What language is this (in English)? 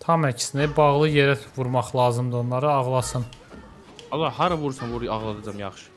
Turkish